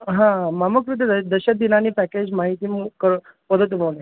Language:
Sanskrit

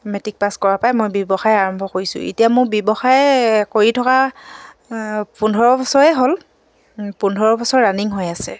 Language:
Assamese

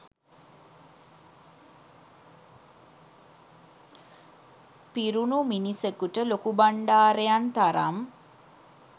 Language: Sinhala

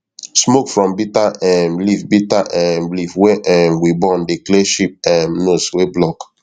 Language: Nigerian Pidgin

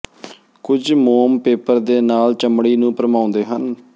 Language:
Punjabi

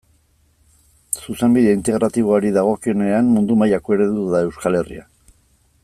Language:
Basque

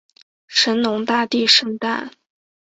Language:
Chinese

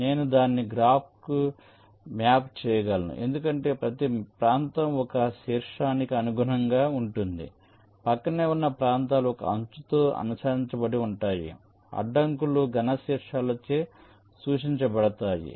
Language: Telugu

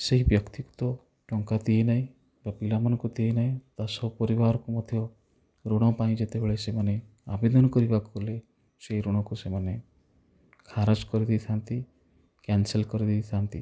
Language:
Odia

